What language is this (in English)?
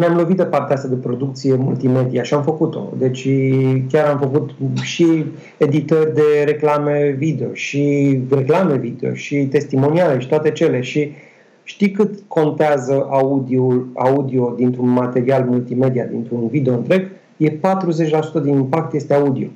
Romanian